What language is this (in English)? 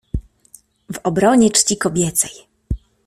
Polish